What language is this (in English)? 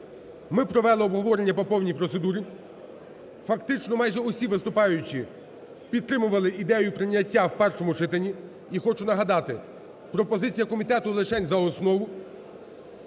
Ukrainian